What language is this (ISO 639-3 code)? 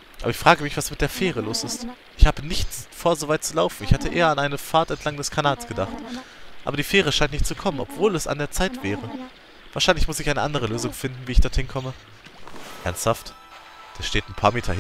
deu